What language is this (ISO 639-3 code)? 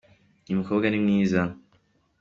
kin